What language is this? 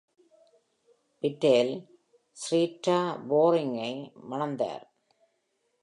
Tamil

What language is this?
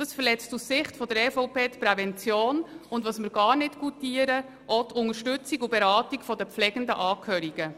Swiss German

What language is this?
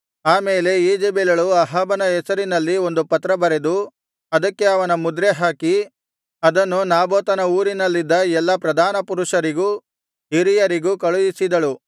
Kannada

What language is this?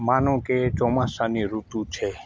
Gujarati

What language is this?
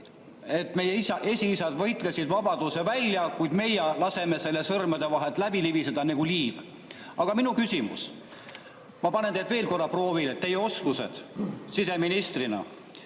Estonian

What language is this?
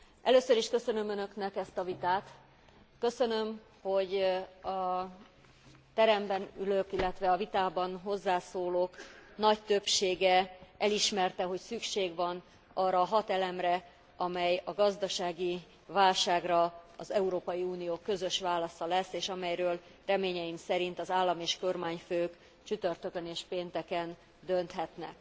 Hungarian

